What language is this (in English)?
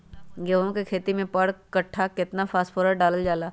Magahi